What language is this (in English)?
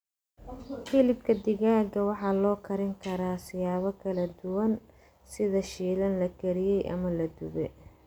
Somali